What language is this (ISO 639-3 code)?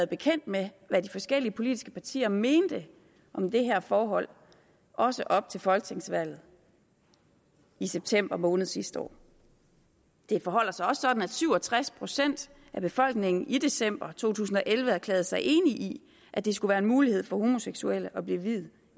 dan